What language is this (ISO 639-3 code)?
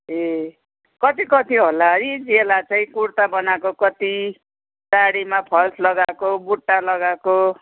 nep